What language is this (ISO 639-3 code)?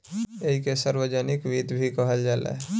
bho